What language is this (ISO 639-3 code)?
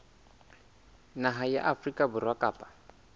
sot